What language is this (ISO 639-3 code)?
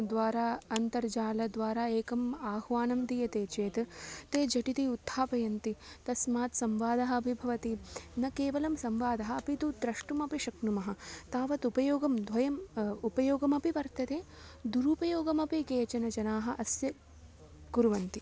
san